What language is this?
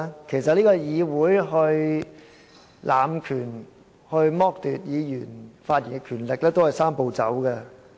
Cantonese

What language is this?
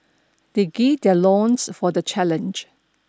English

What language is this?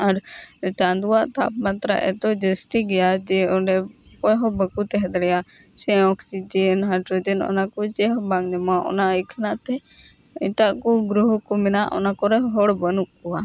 Santali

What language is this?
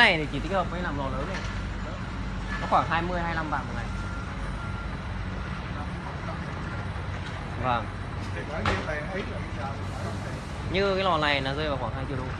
Vietnamese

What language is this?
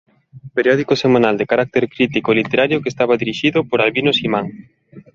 Galician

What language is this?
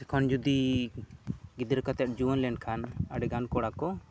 Santali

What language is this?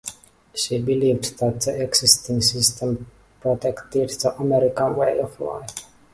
English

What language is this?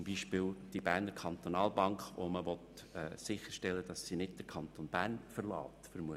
Swiss German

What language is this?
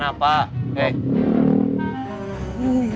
Indonesian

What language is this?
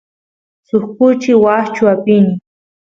Santiago del Estero Quichua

